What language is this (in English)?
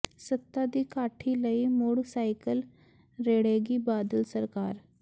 Punjabi